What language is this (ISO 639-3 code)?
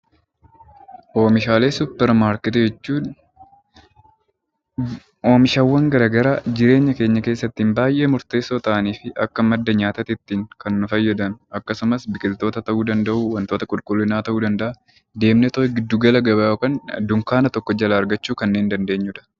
orm